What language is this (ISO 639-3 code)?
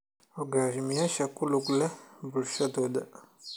som